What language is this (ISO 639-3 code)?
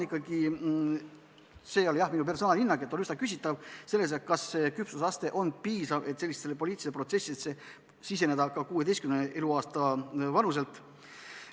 est